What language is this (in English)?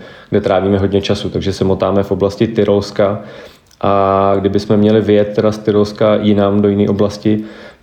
Czech